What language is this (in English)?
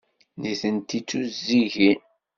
Kabyle